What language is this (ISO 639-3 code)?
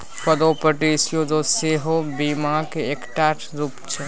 mai